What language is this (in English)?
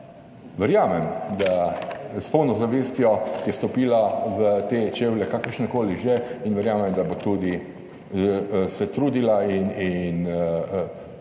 Slovenian